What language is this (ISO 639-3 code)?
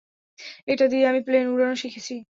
ben